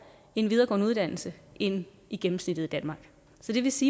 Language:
Danish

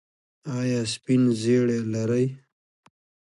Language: Pashto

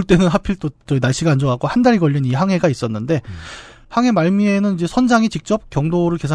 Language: Korean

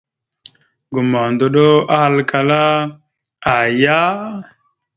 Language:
Mada (Cameroon)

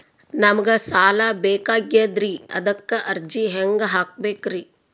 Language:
Kannada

